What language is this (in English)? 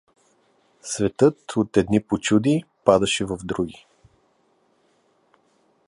Bulgarian